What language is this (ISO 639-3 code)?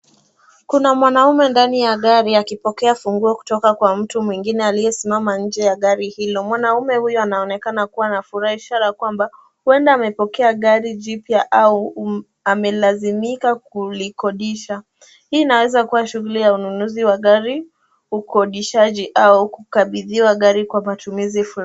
swa